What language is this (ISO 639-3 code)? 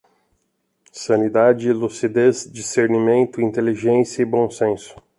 por